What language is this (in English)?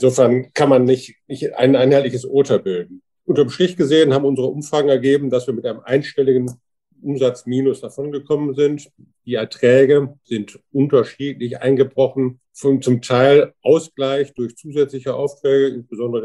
German